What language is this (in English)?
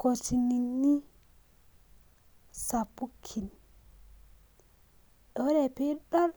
Masai